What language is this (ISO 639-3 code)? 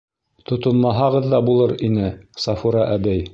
bak